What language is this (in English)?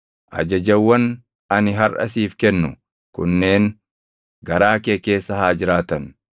Oromo